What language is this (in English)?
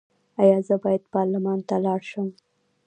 Pashto